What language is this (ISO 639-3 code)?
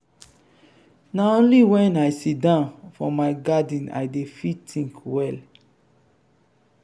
pcm